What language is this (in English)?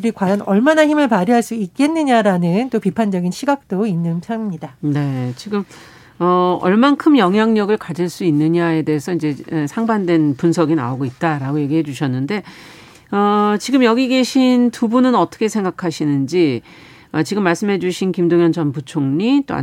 Korean